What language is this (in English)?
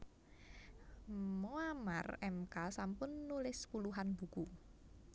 Javanese